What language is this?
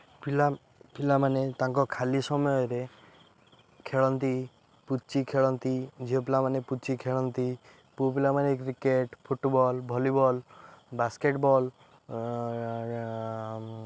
Odia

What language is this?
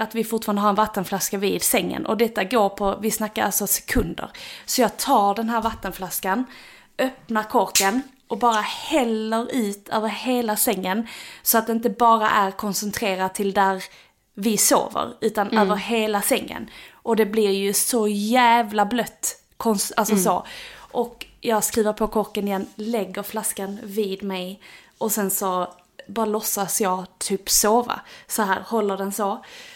Swedish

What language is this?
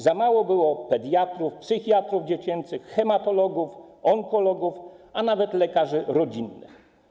Polish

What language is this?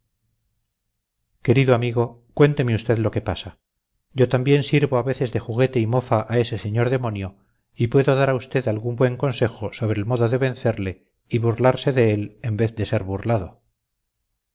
Spanish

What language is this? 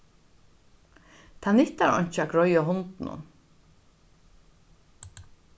Faroese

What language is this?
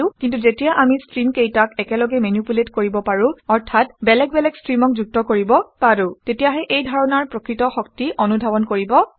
Assamese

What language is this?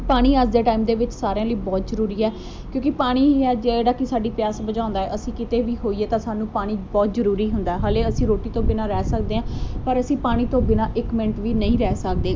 Punjabi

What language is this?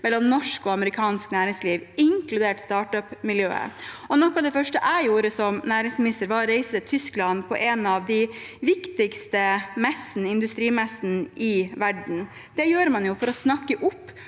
Norwegian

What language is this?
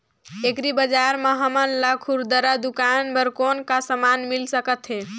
Chhattisgarhi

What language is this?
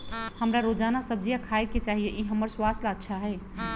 Magahi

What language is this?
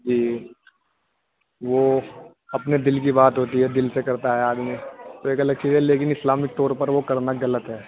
Urdu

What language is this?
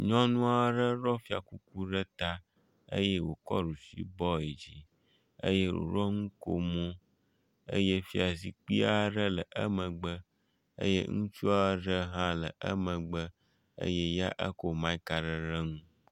Ewe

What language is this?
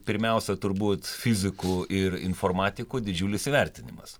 Lithuanian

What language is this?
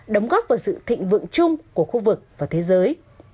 Vietnamese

